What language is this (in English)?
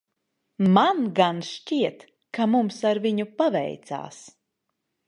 Latvian